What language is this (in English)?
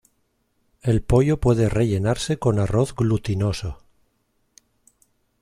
Spanish